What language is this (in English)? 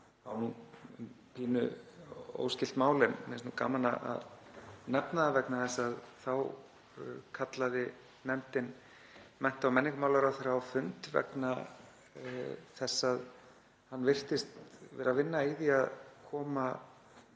Icelandic